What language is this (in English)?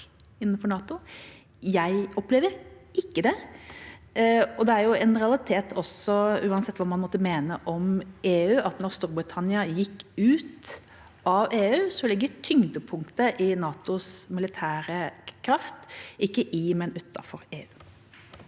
Norwegian